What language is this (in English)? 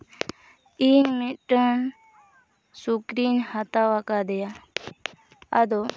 Santali